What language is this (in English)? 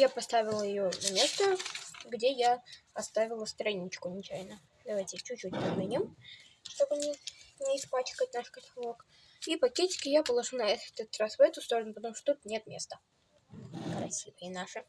Russian